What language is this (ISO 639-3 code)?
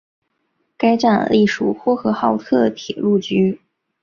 zho